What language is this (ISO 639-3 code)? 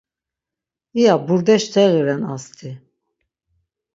lzz